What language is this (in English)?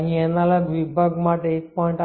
Gujarati